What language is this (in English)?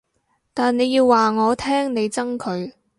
Cantonese